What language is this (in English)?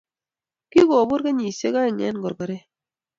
Kalenjin